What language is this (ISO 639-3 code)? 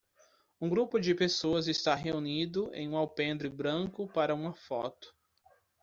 por